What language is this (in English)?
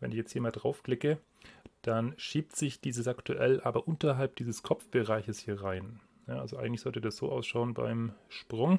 German